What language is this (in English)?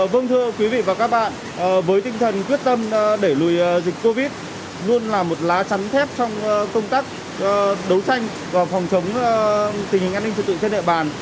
Vietnamese